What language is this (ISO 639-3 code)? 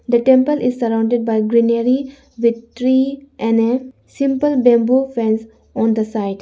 eng